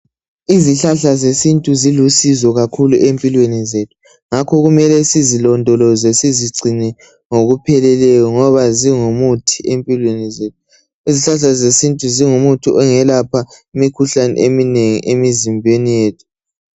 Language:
North Ndebele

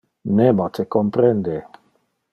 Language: Interlingua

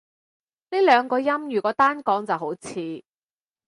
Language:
Cantonese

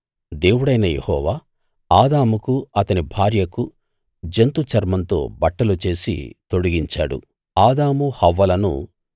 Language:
Telugu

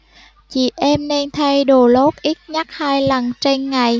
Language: Vietnamese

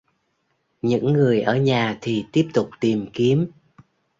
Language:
Vietnamese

